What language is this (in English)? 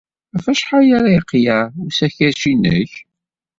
Kabyle